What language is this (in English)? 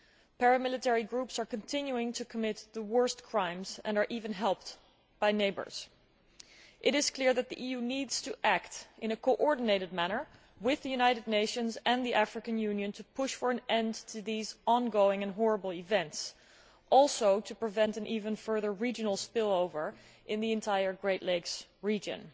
English